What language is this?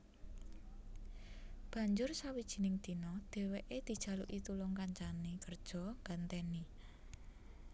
Javanese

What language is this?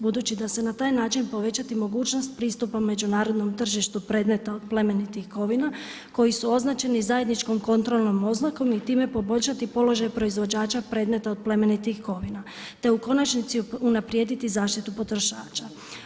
Croatian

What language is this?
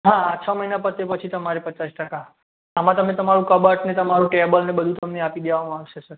Gujarati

